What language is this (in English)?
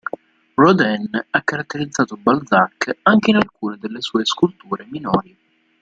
Italian